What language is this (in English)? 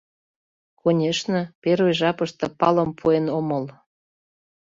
Mari